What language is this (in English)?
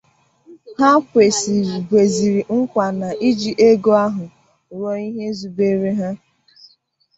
Igbo